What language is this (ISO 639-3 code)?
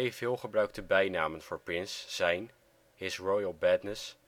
nld